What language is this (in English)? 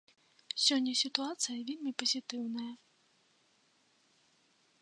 Belarusian